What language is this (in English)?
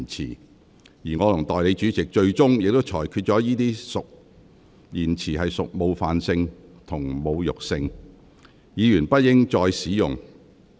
Cantonese